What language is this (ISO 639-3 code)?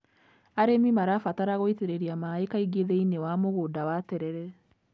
kik